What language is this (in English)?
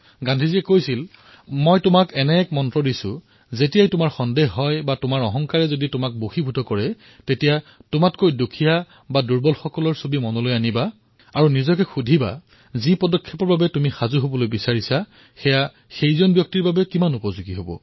Assamese